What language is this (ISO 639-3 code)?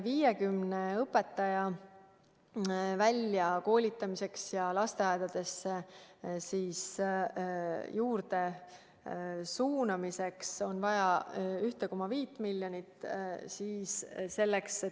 est